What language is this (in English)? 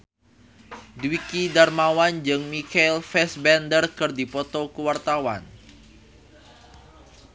Sundanese